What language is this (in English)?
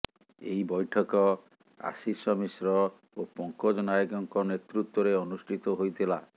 Odia